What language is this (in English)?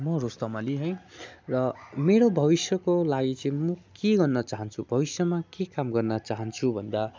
Nepali